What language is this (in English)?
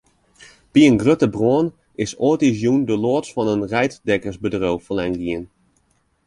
Western Frisian